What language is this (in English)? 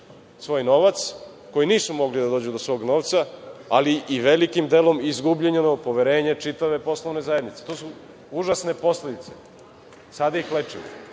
Serbian